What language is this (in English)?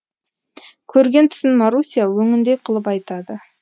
Kazakh